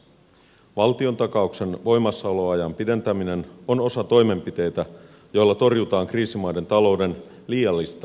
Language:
Finnish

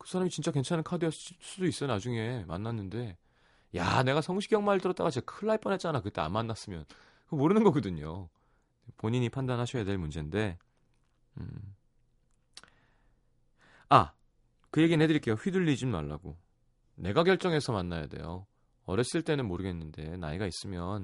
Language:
Korean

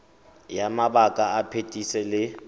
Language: Tswana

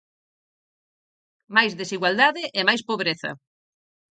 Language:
Galician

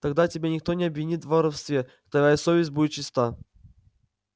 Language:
Russian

